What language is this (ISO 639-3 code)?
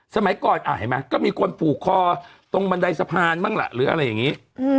tha